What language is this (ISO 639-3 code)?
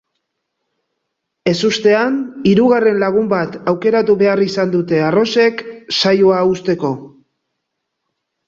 eus